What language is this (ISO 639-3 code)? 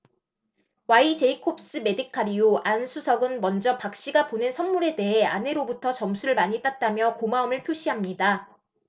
kor